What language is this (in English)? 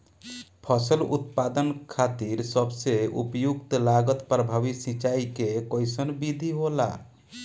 Bhojpuri